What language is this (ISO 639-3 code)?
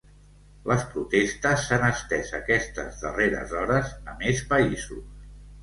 cat